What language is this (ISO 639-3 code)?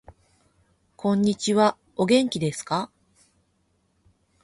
jpn